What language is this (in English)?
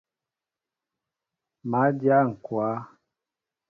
Mbo (Cameroon)